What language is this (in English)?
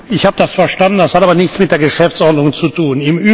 German